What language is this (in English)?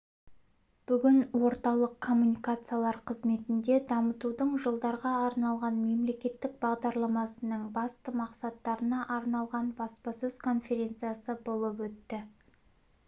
Kazakh